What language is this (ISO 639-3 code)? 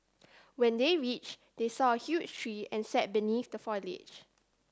eng